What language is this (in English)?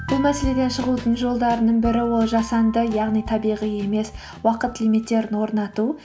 Kazakh